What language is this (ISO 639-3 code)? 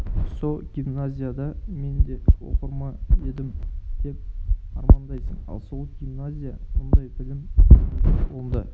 kaz